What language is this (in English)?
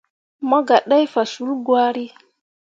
Mundang